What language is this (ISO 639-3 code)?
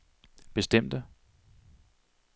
dan